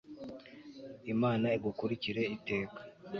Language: Kinyarwanda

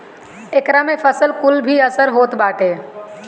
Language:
Bhojpuri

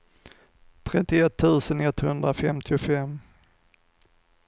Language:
Swedish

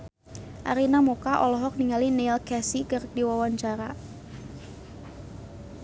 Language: Sundanese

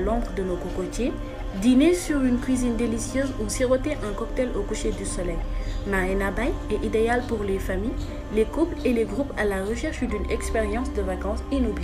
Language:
French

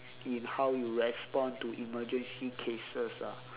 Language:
English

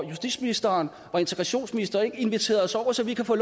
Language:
Danish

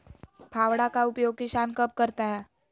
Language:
Magahi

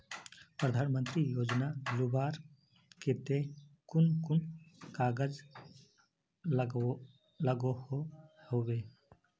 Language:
Magahi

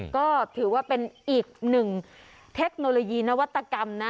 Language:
Thai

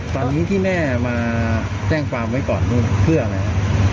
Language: Thai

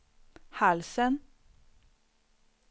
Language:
Swedish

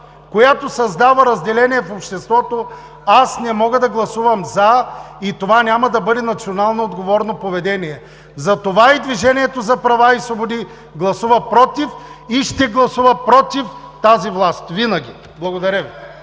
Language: Bulgarian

